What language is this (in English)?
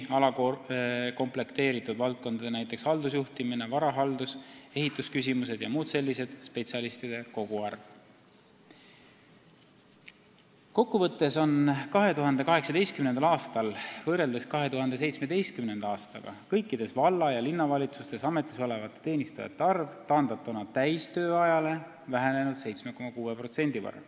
Estonian